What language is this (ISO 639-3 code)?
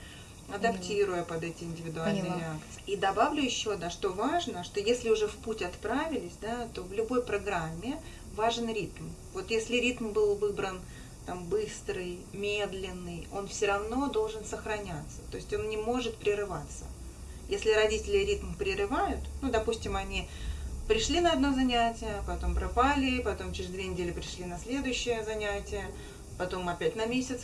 rus